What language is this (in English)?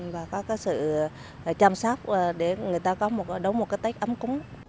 Vietnamese